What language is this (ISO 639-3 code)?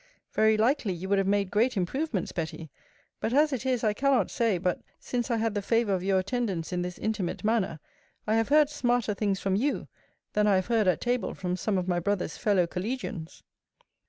eng